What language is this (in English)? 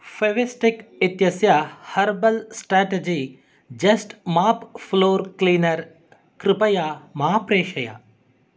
Sanskrit